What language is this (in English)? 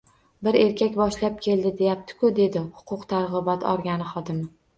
Uzbek